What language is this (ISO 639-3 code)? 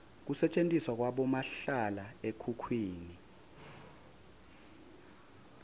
ssw